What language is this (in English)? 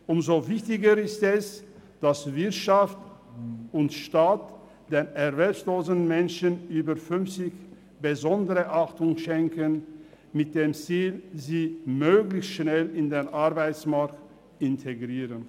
Swiss German